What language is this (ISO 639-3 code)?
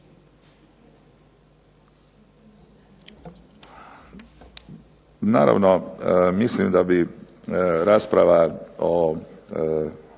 hrv